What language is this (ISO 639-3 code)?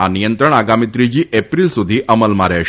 guj